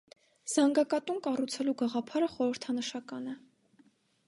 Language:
Armenian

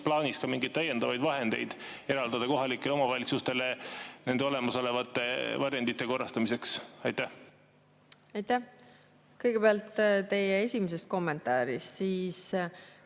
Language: Estonian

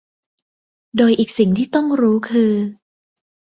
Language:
Thai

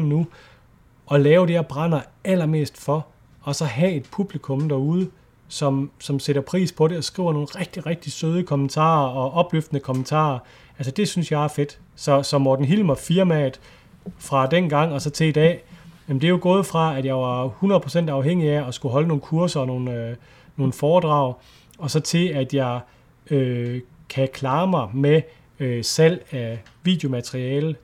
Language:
Danish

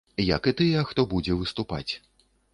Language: Belarusian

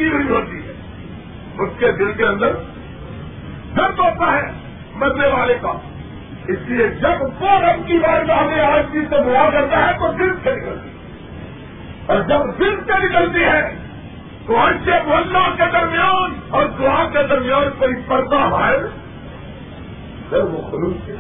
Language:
Urdu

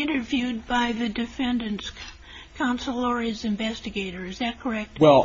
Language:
English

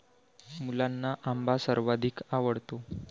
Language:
Marathi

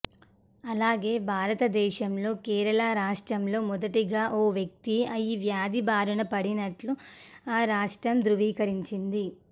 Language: Telugu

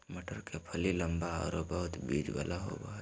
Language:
Magahi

